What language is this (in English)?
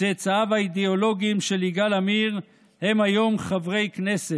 Hebrew